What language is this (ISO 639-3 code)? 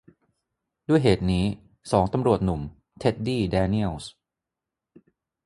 tha